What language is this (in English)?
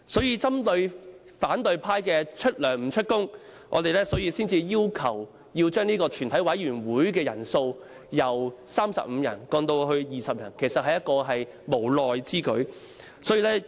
Cantonese